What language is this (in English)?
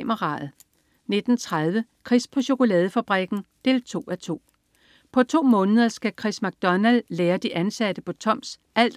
Danish